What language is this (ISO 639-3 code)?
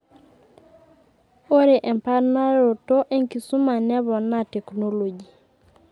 mas